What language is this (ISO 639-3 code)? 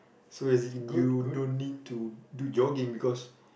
eng